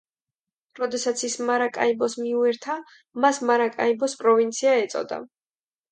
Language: Georgian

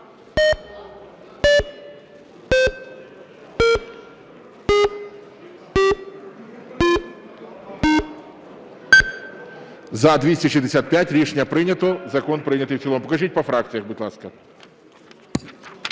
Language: Ukrainian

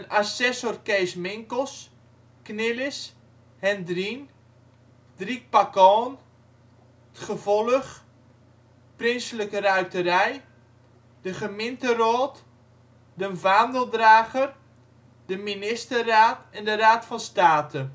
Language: Dutch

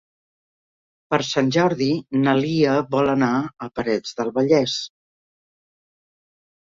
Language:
Catalan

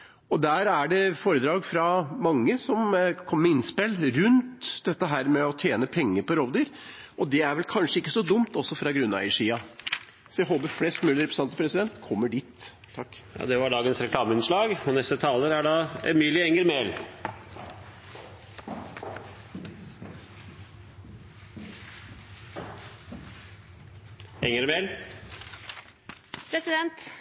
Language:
Norwegian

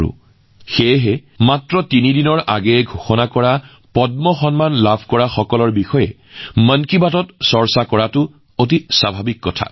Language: Assamese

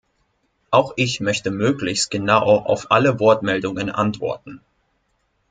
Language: German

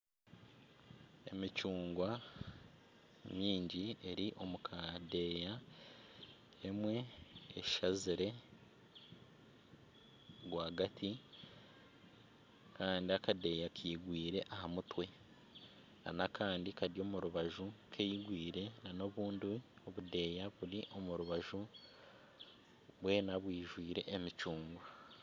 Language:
Nyankole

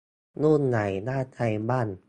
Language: Thai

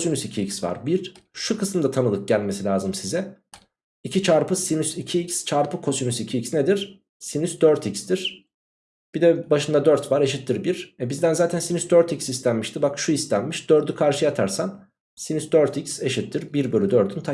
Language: Turkish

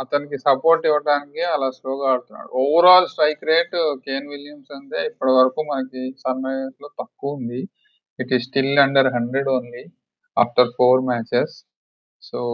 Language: Telugu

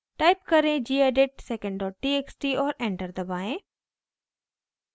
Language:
Hindi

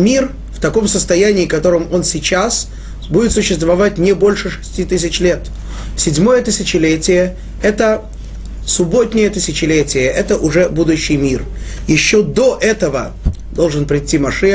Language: Russian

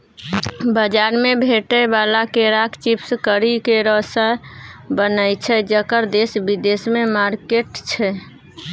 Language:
Maithili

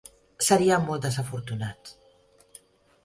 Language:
Catalan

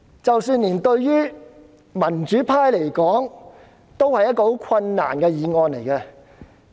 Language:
Cantonese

